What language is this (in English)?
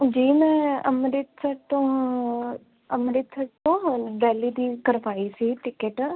Punjabi